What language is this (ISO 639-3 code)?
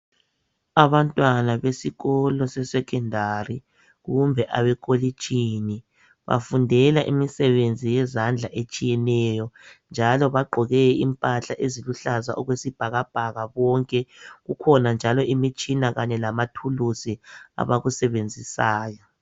nde